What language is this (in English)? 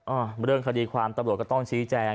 Thai